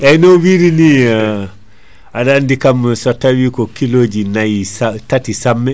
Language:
Fula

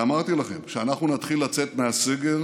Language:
Hebrew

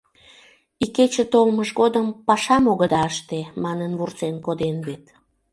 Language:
Mari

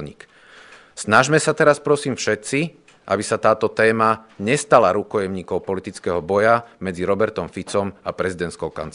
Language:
Slovak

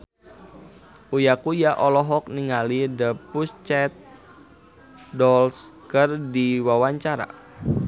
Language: Sundanese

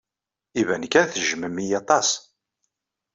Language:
Kabyle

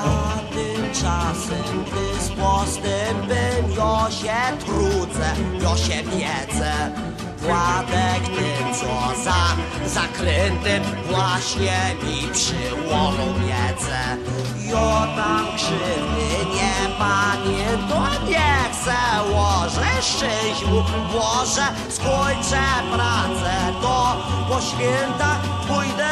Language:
Polish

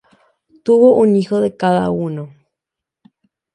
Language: Spanish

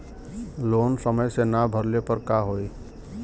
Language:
Bhojpuri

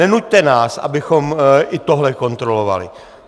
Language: Czech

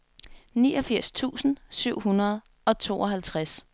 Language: Danish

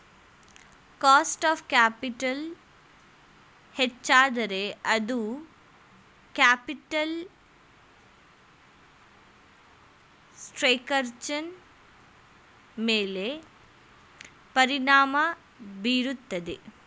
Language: Kannada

